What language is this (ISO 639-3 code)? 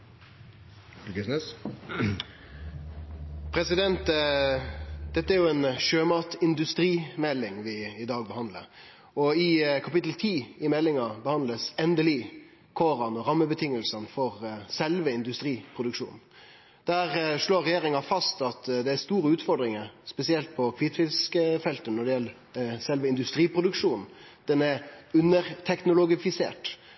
nno